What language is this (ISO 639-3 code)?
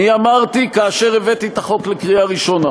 heb